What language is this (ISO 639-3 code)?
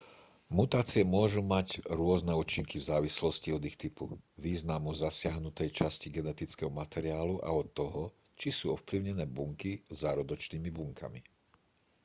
slk